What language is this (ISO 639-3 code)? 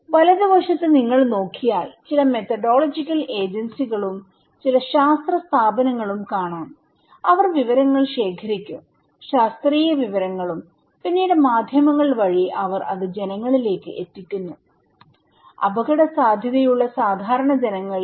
mal